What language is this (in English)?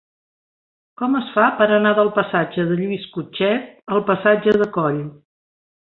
Catalan